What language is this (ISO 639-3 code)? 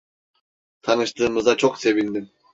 tur